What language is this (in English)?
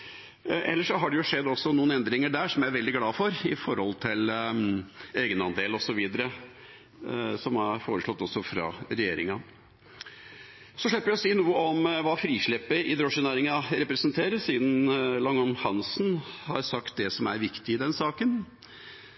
Norwegian Bokmål